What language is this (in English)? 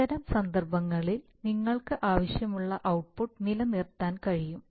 Malayalam